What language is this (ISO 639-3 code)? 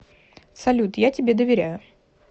rus